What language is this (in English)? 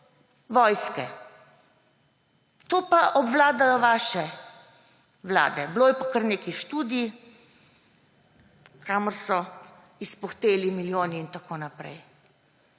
Slovenian